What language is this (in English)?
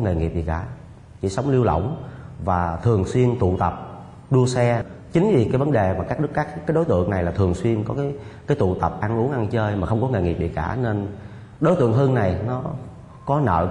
Vietnamese